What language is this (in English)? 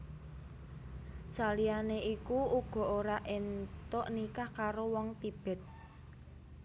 Javanese